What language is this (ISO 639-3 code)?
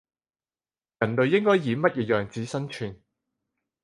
yue